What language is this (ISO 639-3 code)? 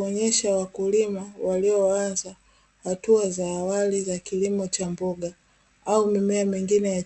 swa